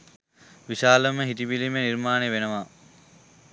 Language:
Sinhala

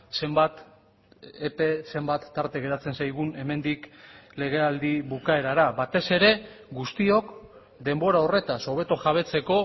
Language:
Basque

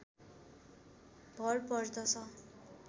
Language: Nepali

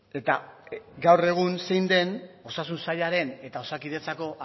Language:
Basque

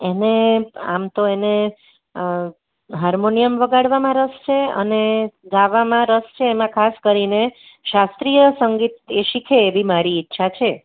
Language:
Gujarati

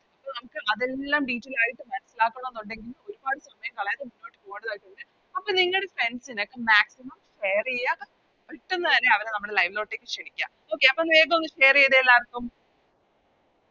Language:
Malayalam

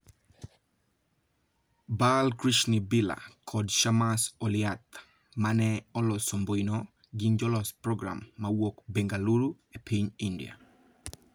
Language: Luo (Kenya and Tanzania)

